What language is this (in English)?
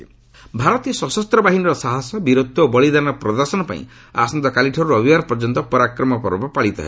Odia